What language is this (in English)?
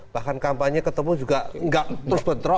Indonesian